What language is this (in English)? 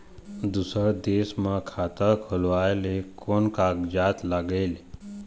Chhattisgarhi